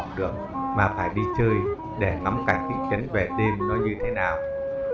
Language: Vietnamese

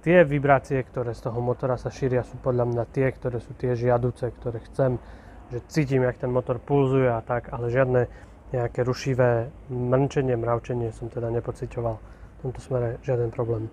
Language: Slovak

